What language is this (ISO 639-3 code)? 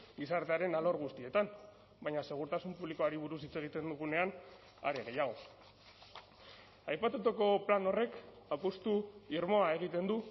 eus